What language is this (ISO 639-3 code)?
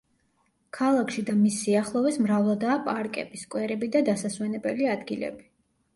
kat